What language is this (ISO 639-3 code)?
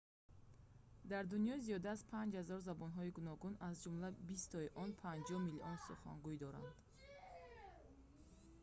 tgk